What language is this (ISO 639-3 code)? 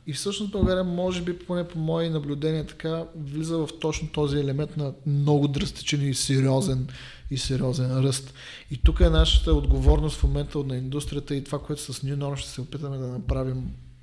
bul